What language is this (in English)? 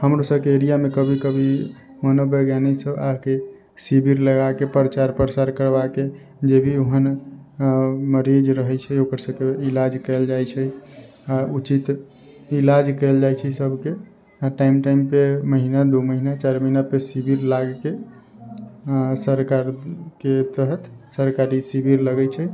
Maithili